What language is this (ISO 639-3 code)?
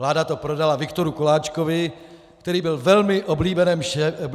ces